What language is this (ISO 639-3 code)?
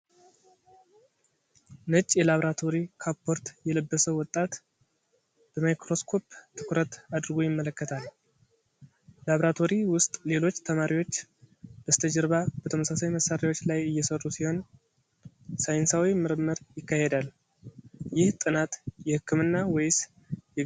amh